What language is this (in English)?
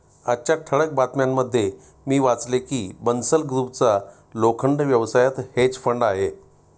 Marathi